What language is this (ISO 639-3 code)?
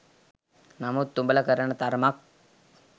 sin